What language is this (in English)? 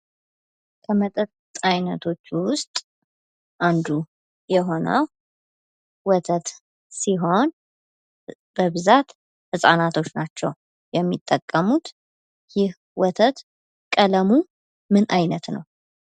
Amharic